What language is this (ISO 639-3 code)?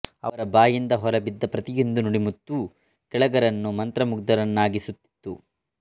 kan